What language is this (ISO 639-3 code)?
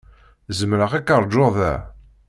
kab